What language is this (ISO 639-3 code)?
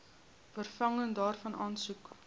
afr